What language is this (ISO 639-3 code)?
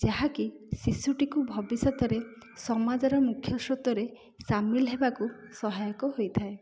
ori